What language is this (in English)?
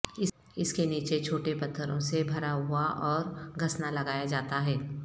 Urdu